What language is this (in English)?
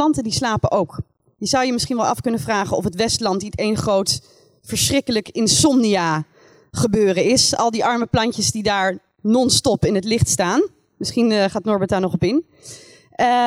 Dutch